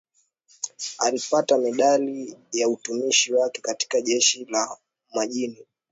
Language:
Swahili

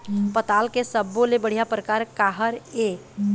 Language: Chhattisgarhi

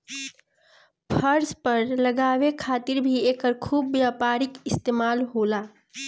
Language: Bhojpuri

